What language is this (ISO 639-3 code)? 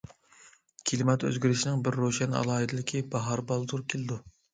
uig